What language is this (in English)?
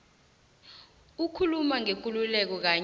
South Ndebele